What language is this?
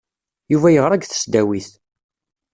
Kabyle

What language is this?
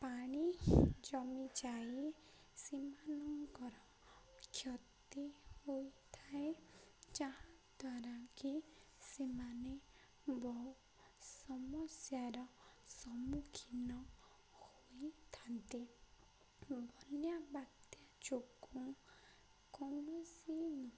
Odia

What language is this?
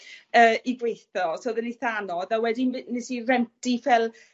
Welsh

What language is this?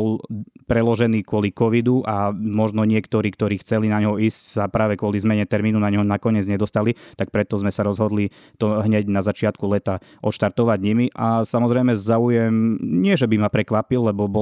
Slovak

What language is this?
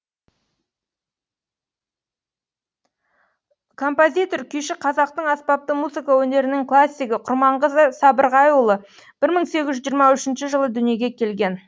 Kazakh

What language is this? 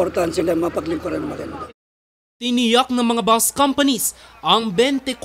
Filipino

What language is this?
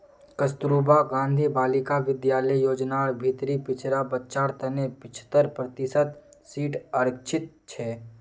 Magahi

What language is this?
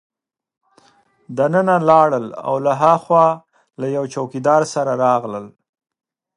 Pashto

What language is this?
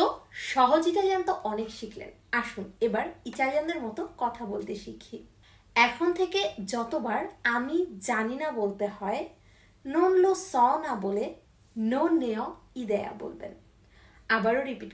Italian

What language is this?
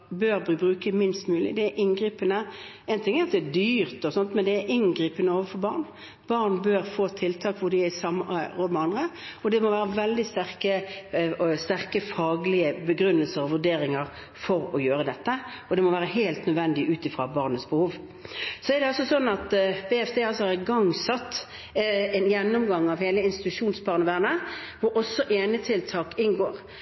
Norwegian Bokmål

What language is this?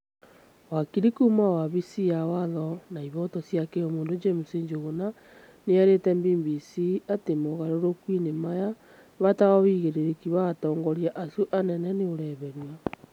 Kikuyu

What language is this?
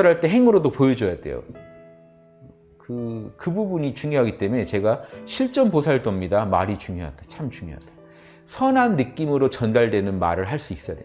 Korean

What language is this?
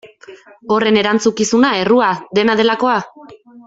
Basque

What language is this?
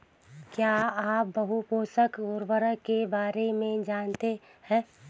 Hindi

